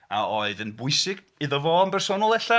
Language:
Welsh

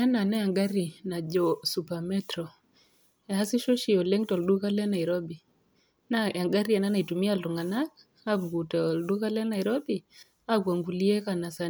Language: Masai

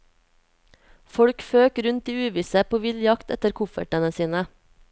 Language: Norwegian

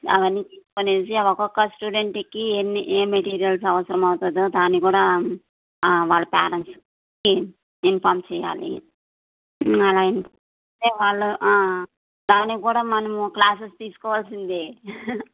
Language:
Telugu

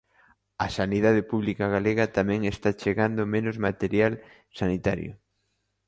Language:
Galician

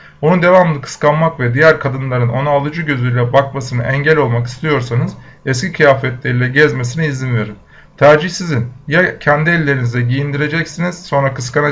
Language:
Turkish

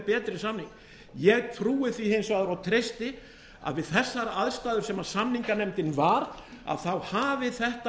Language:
Icelandic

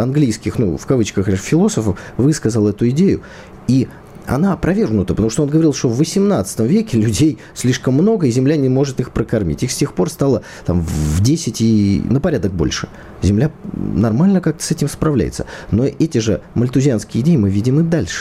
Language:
Russian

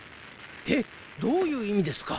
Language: Japanese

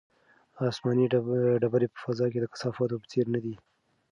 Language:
Pashto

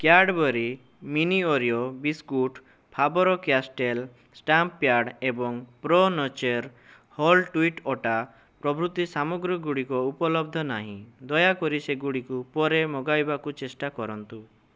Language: Odia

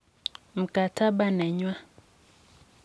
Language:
Kalenjin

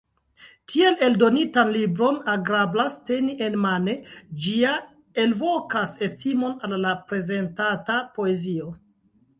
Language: Esperanto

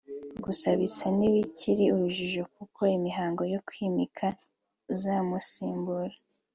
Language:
Kinyarwanda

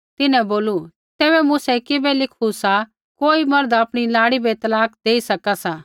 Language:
Kullu Pahari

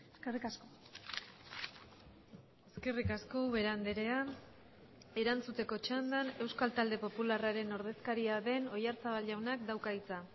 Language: Basque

